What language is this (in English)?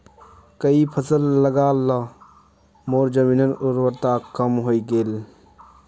Magahi